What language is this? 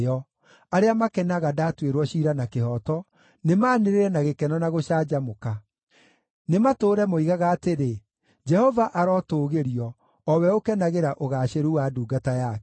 Kikuyu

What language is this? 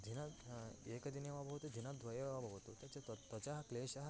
Sanskrit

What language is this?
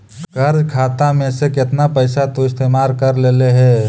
Magahi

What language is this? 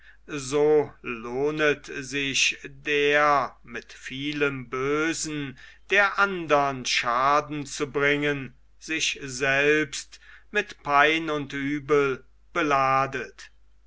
German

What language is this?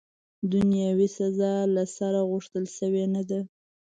Pashto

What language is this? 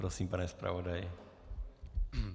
Czech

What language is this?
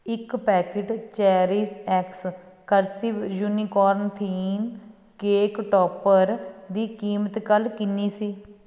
Punjabi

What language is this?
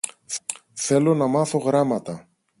Greek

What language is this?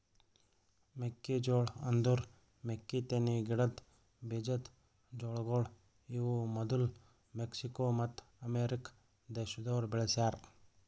Kannada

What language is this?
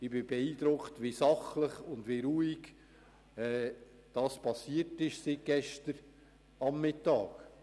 Swiss German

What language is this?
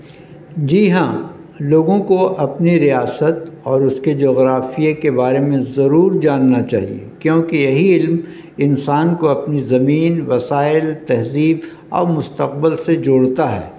Urdu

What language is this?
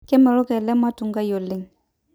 Masai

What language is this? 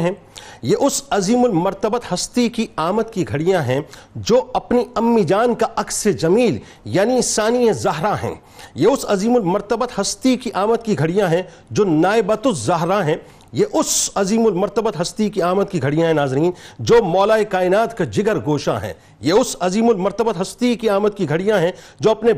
Urdu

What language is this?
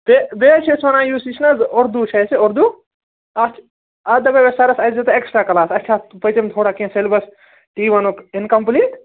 Kashmiri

